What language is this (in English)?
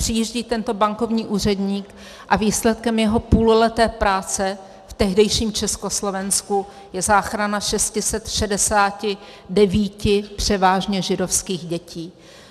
Czech